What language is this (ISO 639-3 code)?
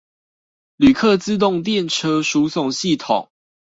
zho